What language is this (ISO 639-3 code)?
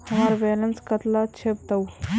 mag